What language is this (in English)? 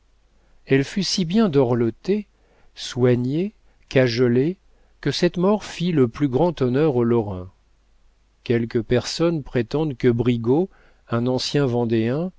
French